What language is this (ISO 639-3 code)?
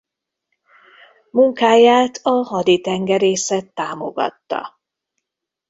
hun